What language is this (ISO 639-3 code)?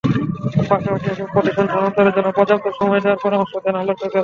ben